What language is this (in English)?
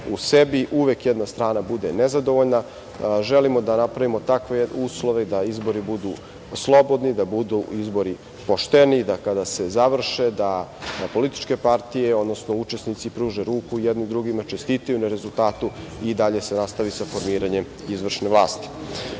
Serbian